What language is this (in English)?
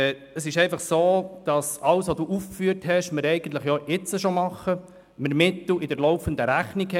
Swiss German